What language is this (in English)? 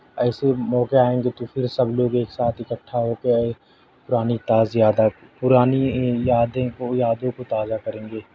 Urdu